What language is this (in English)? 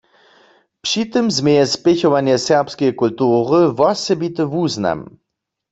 Upper Sorbian